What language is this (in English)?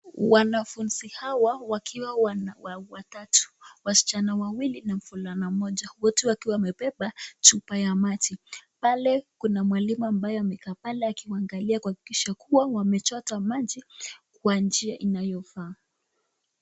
Swahili